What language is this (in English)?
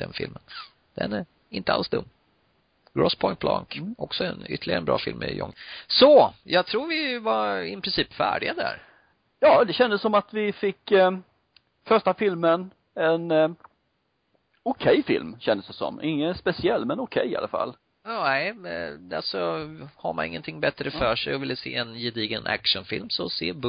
Swedish